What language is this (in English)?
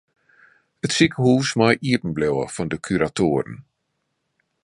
Western Frisian